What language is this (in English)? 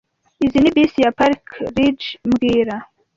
Kinyarwanda